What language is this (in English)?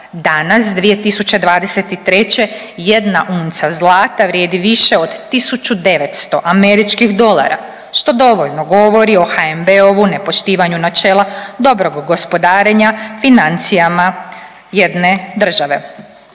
Croatian